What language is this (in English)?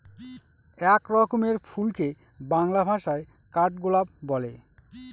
Bangla